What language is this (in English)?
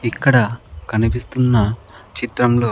Telugu